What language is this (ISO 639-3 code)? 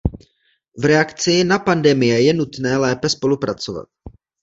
ces